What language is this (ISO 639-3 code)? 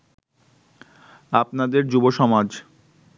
ben